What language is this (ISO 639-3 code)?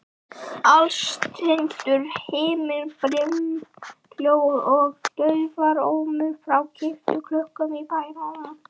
isl